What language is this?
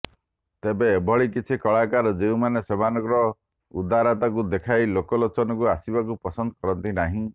Odia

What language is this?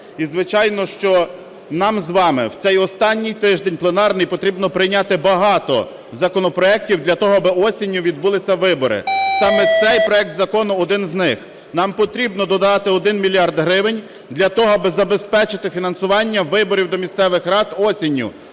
Ukrainian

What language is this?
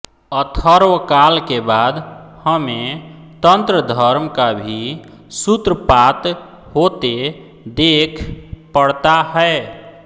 Hindi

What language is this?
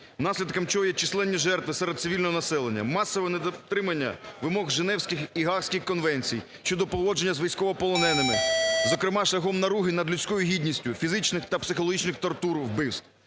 Ukrainian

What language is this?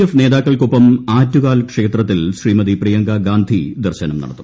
Malayalam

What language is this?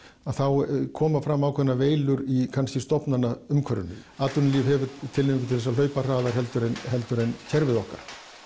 Icelandic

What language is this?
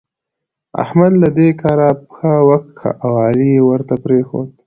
Pashto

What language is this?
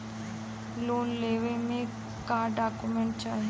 Bhojpuri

